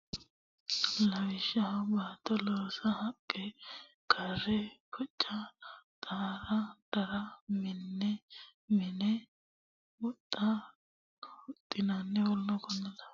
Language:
Sidamo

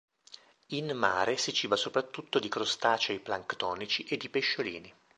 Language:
Italian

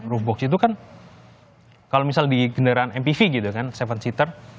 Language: Indonesian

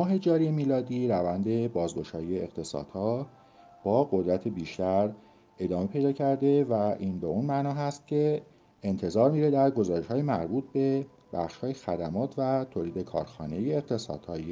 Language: Persian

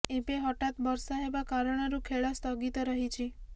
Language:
Odia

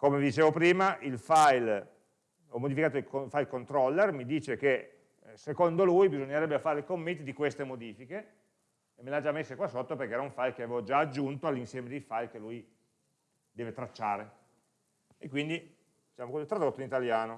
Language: Italian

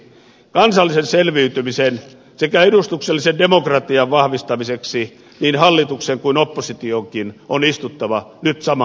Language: Finnish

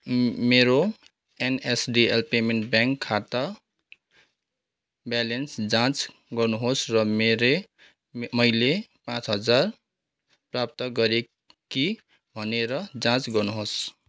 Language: Nepali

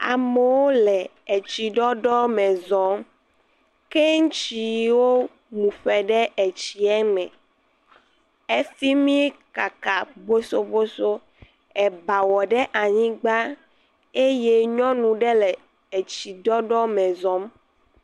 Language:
Ewe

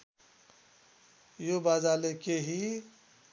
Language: Nepali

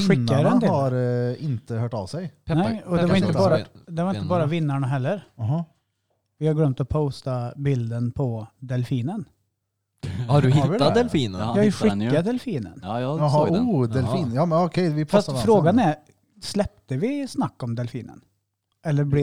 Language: Swedish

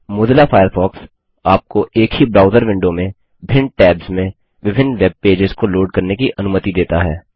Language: Hindi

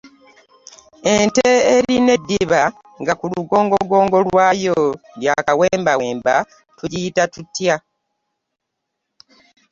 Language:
Ganda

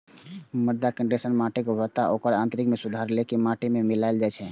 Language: Maithili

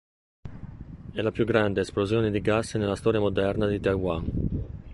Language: Italian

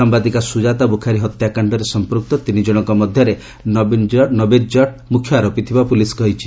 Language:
Odia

